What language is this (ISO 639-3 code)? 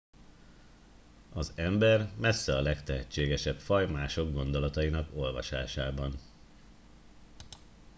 hun